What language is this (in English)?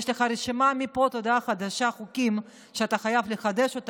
Hebrew